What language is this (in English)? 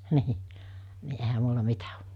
Finnish